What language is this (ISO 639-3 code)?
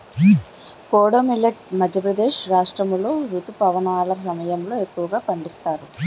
tel